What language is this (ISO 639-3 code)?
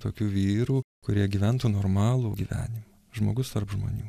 lit